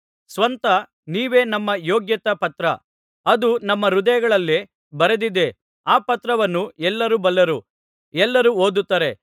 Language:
Kannada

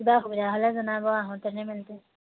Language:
Assamese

